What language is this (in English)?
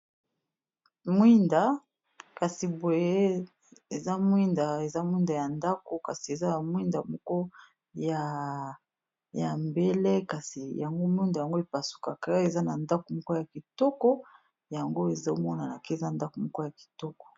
Lingala